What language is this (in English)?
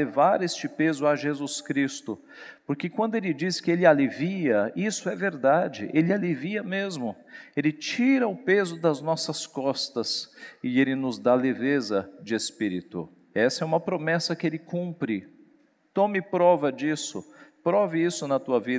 Portuguese